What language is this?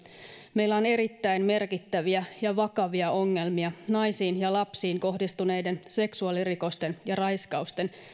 Finnish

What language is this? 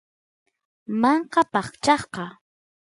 Santiago del Estero Quichua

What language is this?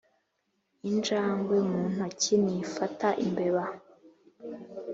Kinyarwanda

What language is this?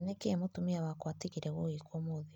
Kikuyu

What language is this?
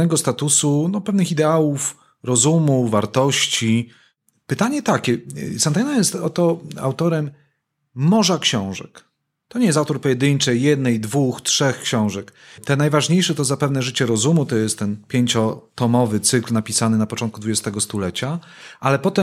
Polish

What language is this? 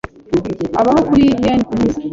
Kinyarwanda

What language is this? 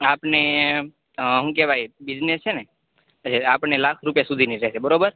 Gujarati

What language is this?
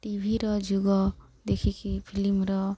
Odia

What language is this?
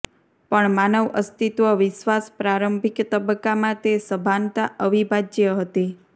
Gujarati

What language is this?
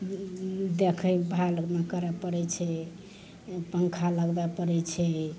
Maithili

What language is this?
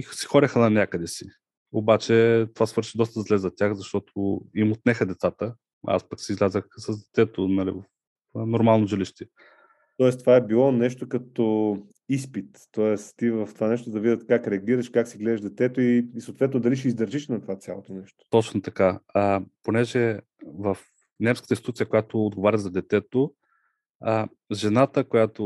Bulgarian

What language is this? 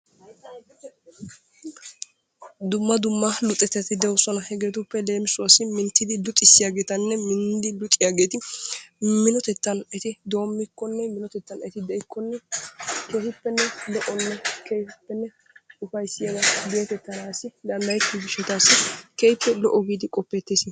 Wolaytta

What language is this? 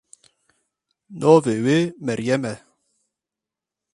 Kurdish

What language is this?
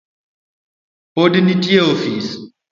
Luo (Kenya and Tanzania)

